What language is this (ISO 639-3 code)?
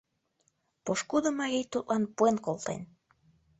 chm